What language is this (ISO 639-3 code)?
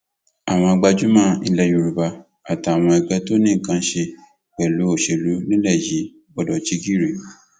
yor